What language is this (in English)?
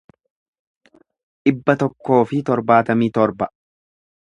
Oromo